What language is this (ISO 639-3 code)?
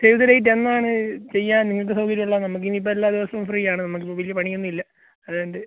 mal